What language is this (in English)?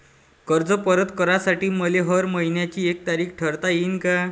Marathi